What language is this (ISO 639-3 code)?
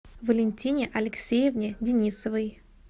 rus